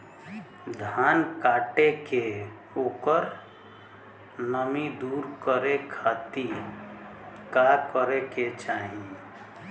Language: Bhojpuri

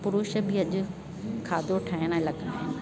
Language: Sindhi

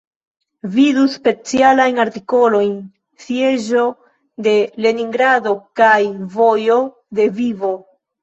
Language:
Esperanto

